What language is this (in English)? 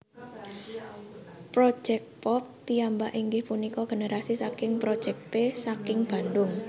Javanese